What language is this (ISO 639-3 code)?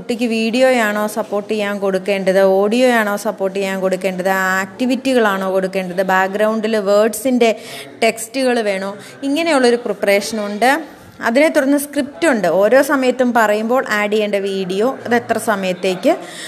mal